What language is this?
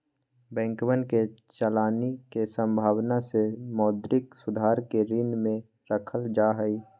Magahi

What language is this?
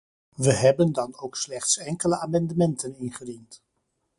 Dutch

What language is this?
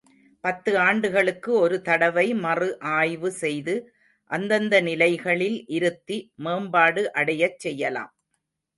Tamil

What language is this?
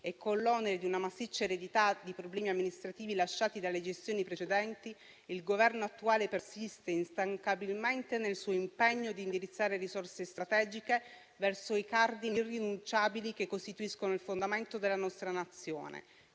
Italian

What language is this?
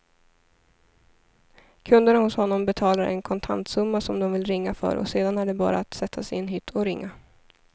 Swedish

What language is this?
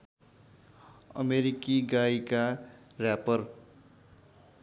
Nepali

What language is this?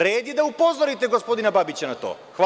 Serbian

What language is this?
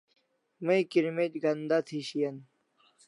Kalasha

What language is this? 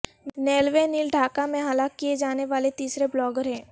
Urdu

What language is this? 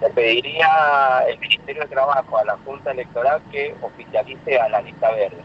Spanish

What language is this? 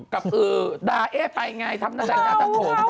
Thai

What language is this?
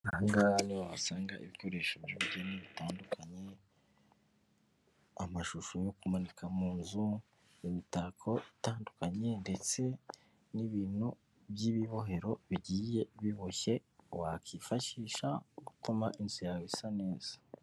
Kinyarwanda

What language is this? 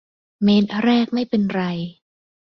Thai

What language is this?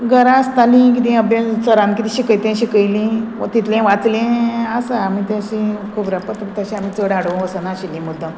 Konkani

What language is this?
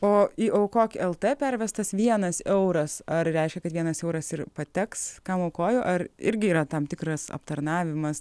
Lithuanian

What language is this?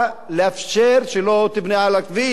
Hebrew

